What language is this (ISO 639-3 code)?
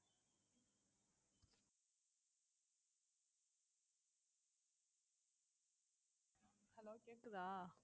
tam